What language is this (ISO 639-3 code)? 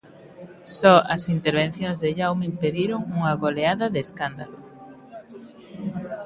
glg